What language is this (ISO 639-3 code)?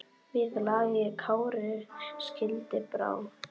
isl